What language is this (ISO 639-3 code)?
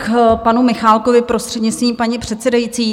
ces